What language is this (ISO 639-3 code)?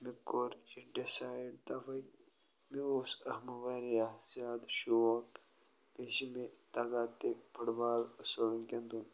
kas